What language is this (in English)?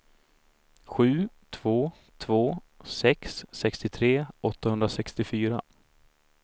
Swedish